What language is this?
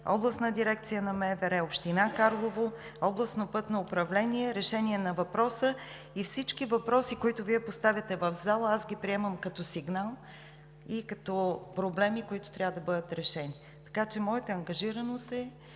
Bulgarian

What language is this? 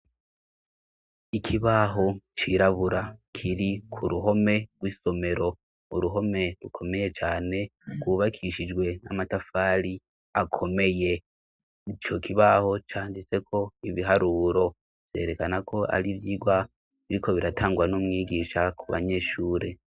Rundi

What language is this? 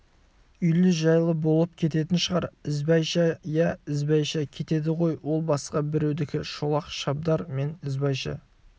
Kazakh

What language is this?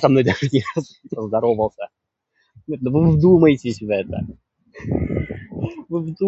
Russian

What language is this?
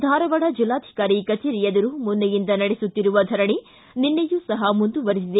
Kannada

